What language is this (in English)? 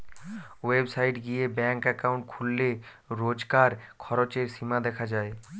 Bangla